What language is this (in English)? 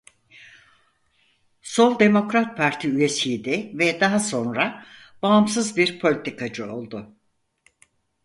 Turkish